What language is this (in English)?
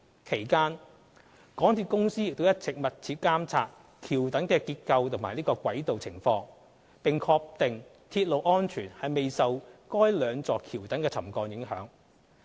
Cantonese